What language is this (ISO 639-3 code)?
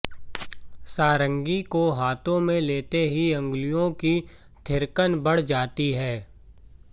hin